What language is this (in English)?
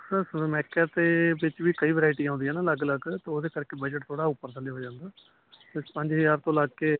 Punjabi